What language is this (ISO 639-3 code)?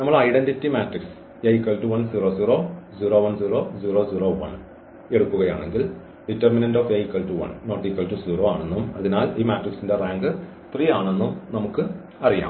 mal